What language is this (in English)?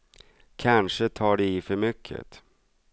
Swedish